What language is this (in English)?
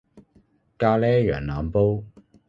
Cantonese